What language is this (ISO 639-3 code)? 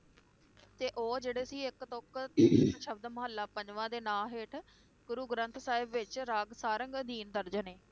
pan